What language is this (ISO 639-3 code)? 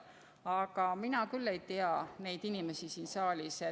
est